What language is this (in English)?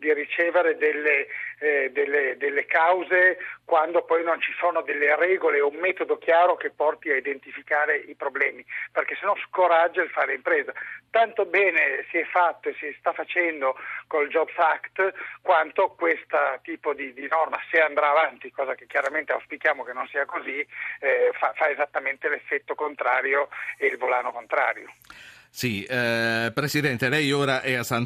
Italian